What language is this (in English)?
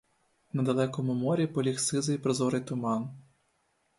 Ukrainian